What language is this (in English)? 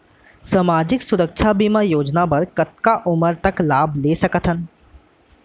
Chhattisgarhi